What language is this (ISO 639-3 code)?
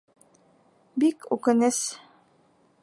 bak